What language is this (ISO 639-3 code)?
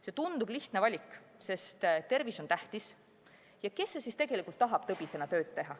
est